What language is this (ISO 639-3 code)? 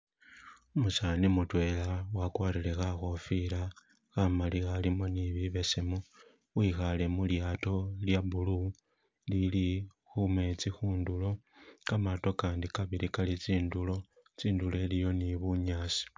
myx